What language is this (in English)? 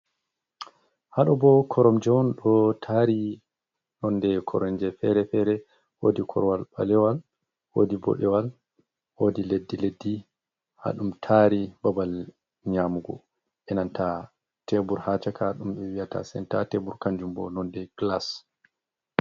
Fula